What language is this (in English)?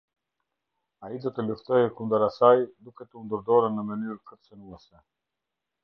Albanian